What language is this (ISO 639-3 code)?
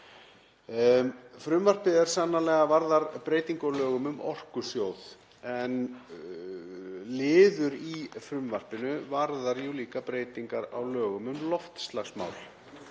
isl